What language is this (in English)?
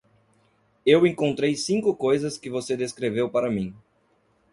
Portuguese